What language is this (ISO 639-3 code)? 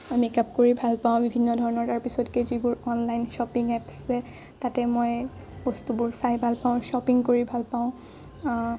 asm